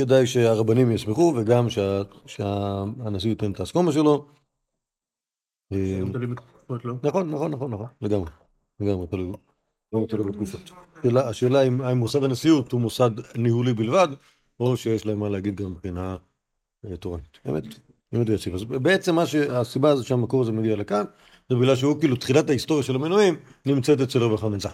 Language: Hebrew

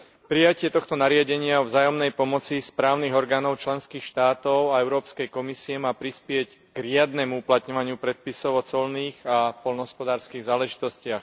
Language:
Slovak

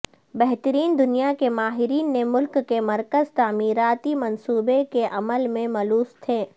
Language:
Urdu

